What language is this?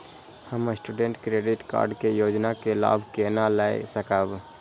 Maithili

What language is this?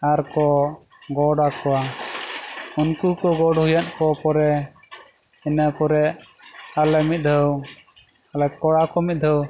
Santali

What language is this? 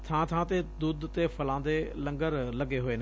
Punjabi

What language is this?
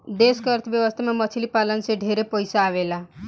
Bhojpuri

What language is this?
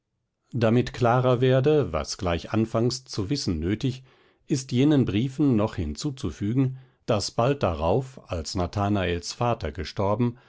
German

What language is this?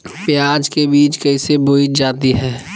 Magahi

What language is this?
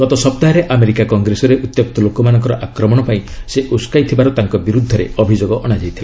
Odia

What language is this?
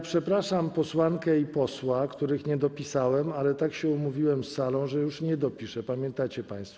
Polish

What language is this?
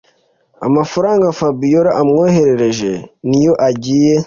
Kinyarwanda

